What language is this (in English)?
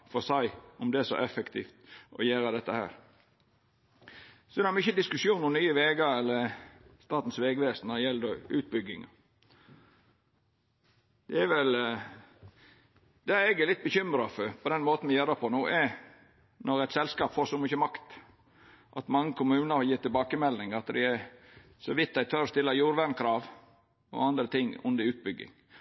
Norwegian Nynorsk